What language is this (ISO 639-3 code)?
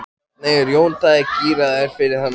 isl